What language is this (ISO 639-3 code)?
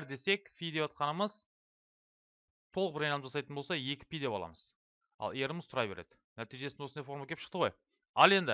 tur